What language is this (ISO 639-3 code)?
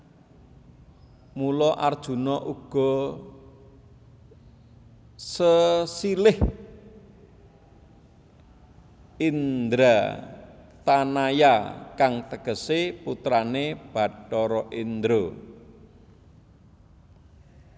jav